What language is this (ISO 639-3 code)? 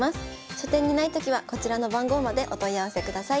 jpn